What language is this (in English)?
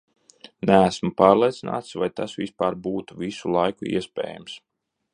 Latvian